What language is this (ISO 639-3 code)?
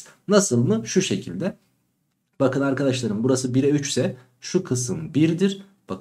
tur